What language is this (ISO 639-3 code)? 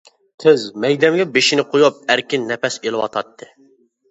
uig